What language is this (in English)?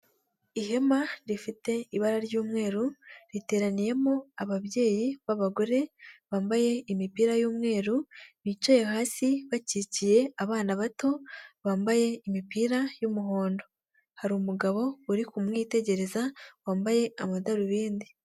Kinyarwanda